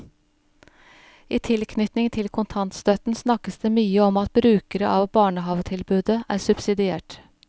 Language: Norwegian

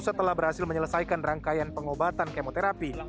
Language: Indonesian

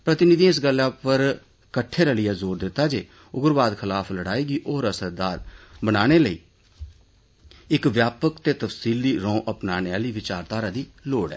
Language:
Dogri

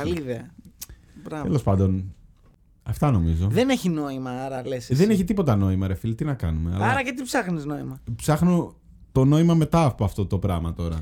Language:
Greek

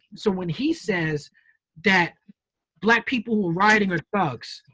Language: English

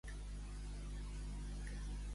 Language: Catalan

